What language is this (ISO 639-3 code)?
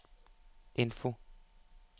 nor